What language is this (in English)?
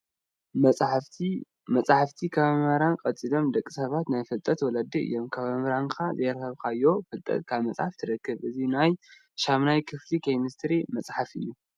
Tigrinya